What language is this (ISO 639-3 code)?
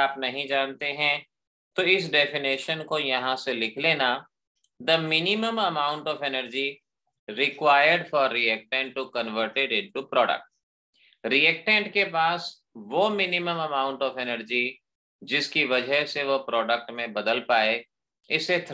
hin